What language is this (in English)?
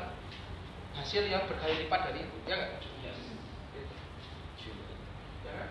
Indonesian